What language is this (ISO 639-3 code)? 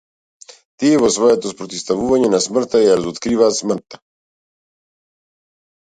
mkd